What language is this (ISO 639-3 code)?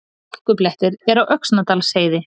isl